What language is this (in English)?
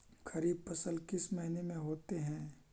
Magahi